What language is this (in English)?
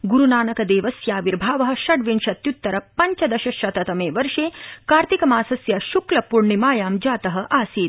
Sanskrit